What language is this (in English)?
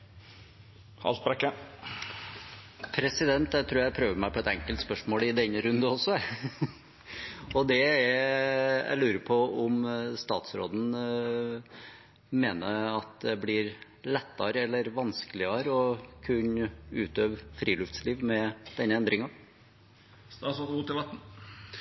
Norwegian